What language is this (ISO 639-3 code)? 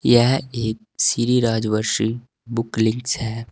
hin